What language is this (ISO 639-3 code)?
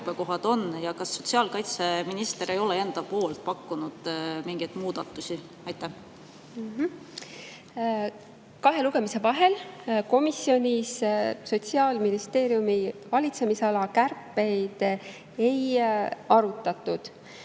est